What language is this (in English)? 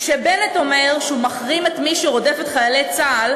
Hebrew